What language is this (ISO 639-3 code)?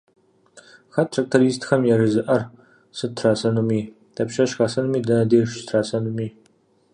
kbd